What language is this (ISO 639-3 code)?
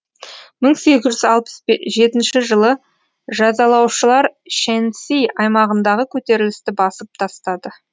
kaz